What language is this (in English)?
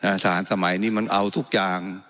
Thai